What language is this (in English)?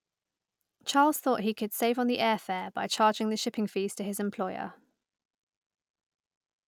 English